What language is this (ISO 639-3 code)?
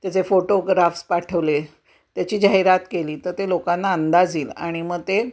mar